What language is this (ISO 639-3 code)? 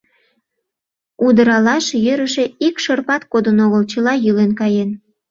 chm